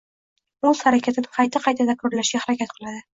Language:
Uzbek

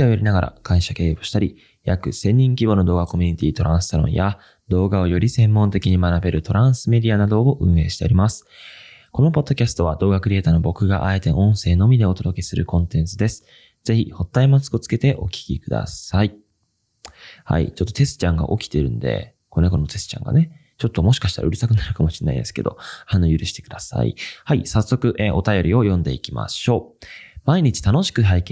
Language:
Japanese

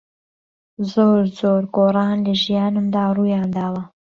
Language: Central Kurdish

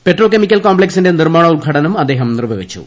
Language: Malayalam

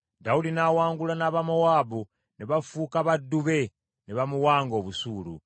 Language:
Ganda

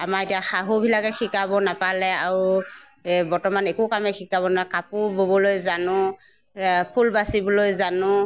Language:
Assamese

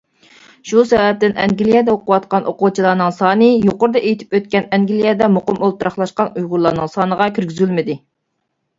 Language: Uyghur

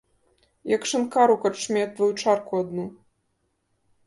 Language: Belarusian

